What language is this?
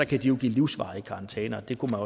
Danish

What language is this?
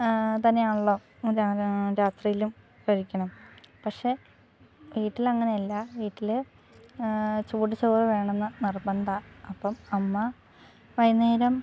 Malayalam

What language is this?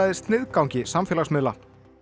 Icelandic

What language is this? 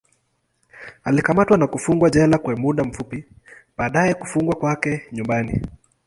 Swahili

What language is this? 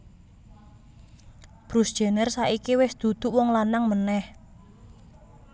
Javanese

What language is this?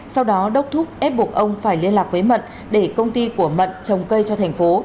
Vietnamese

